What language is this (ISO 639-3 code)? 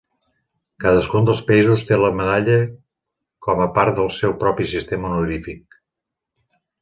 cat